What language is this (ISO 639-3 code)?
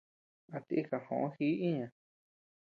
cux